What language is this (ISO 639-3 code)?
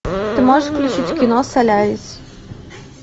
rus